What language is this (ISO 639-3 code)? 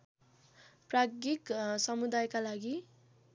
nep